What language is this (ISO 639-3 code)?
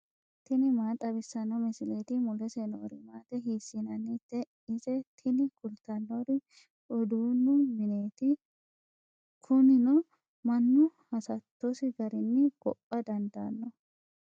sid